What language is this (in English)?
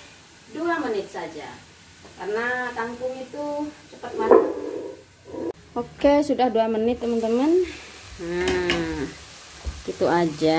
Indonesian